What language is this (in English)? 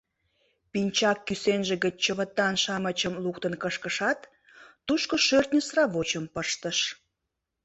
Mari